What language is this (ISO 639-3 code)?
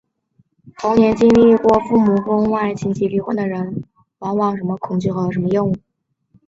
zho